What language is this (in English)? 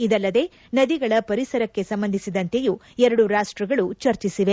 Kannada